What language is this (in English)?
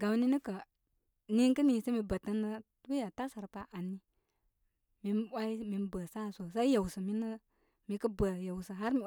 Koma